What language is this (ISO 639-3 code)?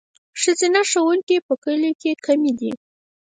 pus